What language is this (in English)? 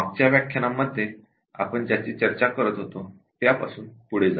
Marathi